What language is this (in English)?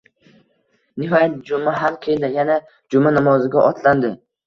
Uzbek